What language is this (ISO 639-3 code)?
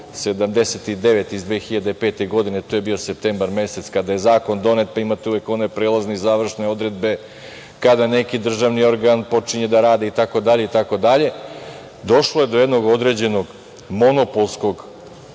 srp